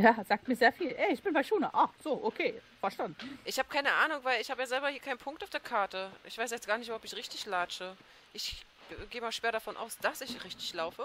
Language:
German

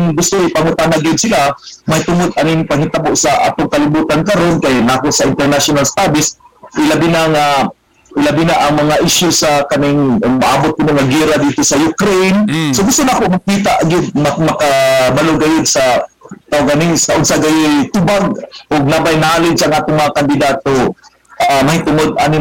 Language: Filipino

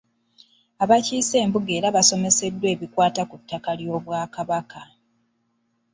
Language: Ganda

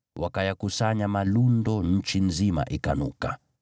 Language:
Swahili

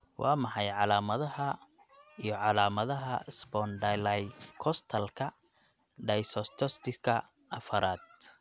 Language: Somali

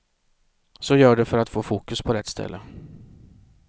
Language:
Swedish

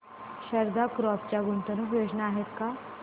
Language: Marathi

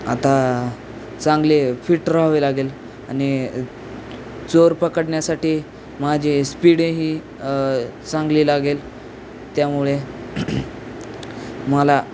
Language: Marathi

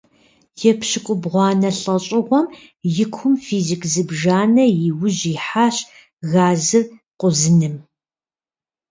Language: Kabardian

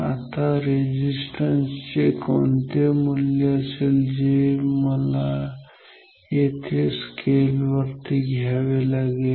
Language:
Marathi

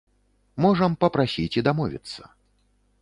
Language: Belarusian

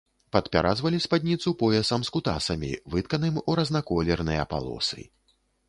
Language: Belarusian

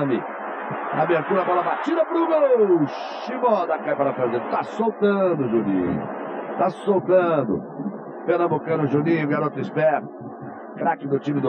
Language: Portuguese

